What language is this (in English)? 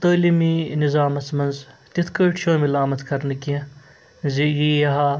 Kashmiri